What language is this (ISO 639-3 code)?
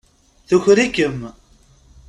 kab